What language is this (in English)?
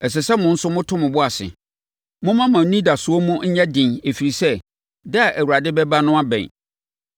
Akan